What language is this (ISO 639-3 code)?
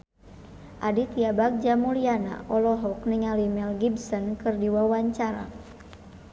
sun